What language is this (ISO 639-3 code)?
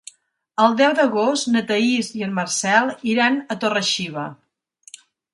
cat